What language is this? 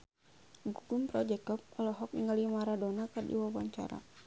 Sundanese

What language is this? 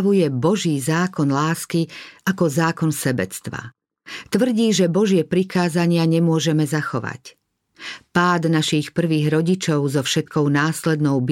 Slovak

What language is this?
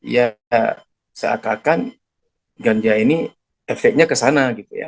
Indonesian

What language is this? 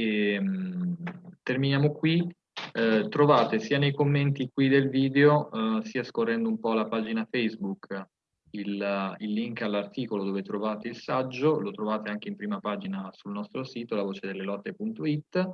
Italian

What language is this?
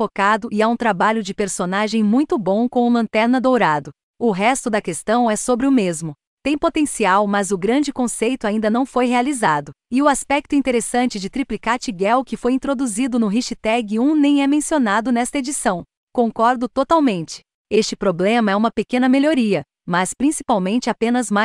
Portuguese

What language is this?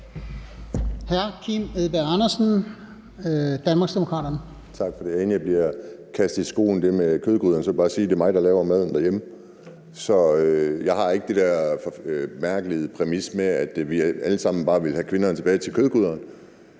Danish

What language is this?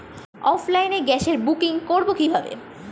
Bangla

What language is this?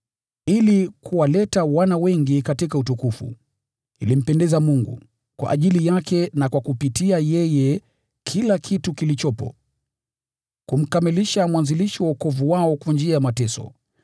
Swahili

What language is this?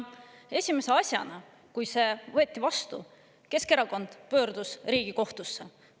Estonian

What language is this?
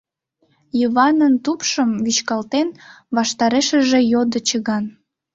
Mari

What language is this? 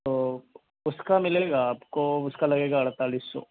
Urdu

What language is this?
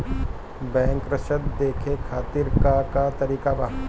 Bhojpuri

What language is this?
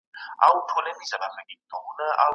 Pashto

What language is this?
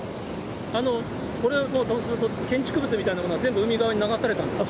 Japanese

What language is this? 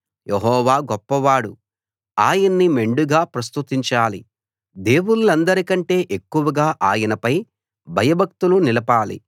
Telugu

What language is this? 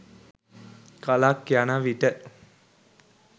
Sinhala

